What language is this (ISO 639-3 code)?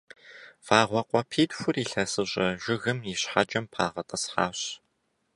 kbd